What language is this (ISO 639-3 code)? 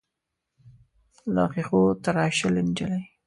pus